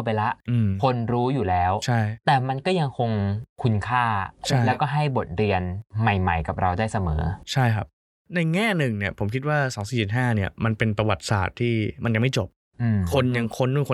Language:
Thai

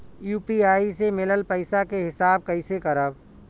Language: Bhojpuri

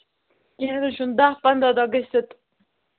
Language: Kashmiri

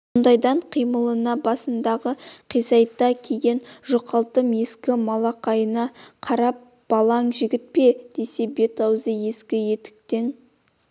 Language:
Kazakh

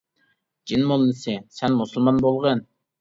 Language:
Uyghur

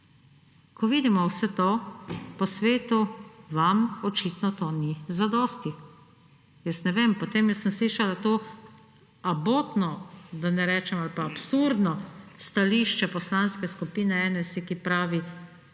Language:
Slovenian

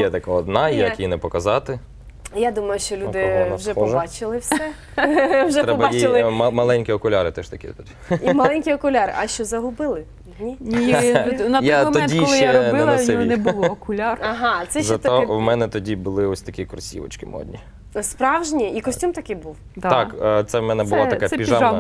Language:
Ukrainian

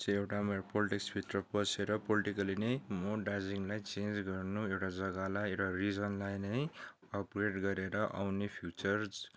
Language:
Nepali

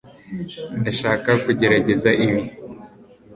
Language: Kinyarwanda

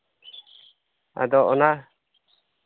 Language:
Santali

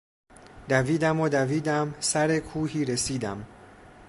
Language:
Persian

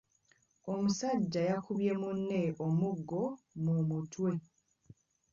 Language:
Ganda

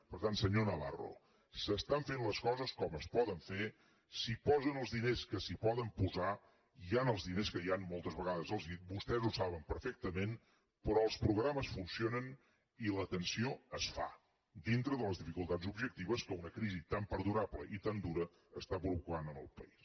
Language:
Catalan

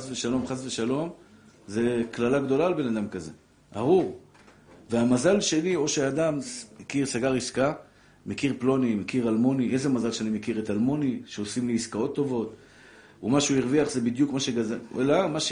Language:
Hebrew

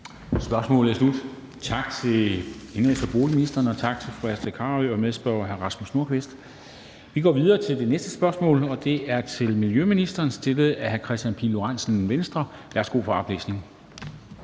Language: Danish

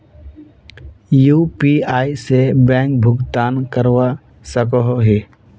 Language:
Magahi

